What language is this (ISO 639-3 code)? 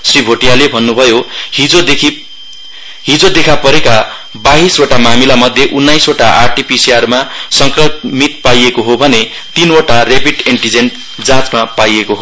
nep